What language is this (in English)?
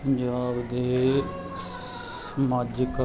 Punjabi